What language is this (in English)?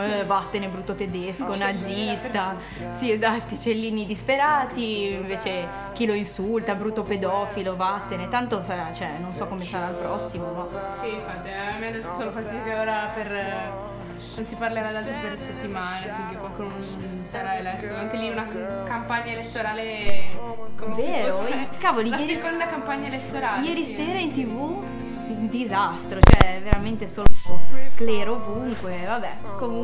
Italian